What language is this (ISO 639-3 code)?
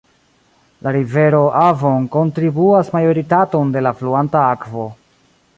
epo